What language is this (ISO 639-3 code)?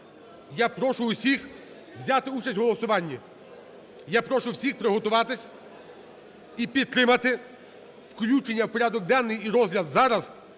ukr